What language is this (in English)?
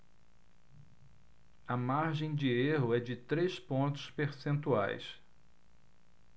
Portuguese